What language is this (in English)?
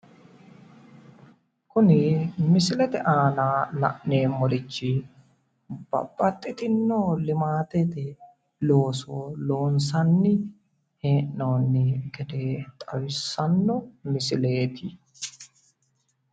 Sidamo